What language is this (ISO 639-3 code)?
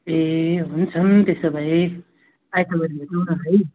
nep